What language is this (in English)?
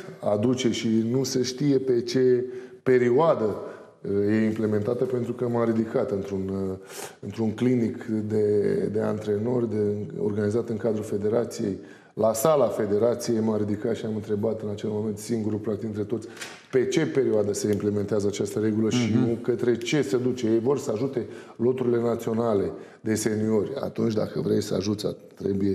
Romanian